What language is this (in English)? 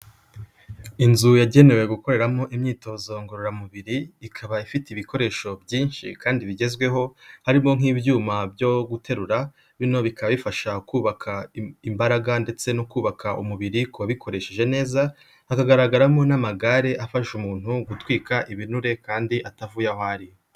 Kinyarwanda